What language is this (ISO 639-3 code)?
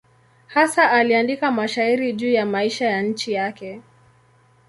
swa